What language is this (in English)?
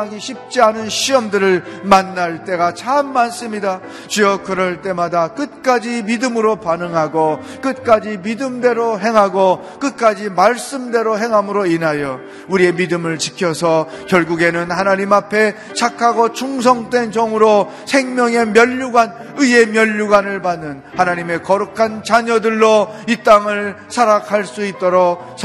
Korean